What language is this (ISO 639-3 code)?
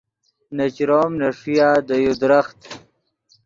ydg